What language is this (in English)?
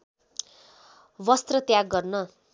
Nepali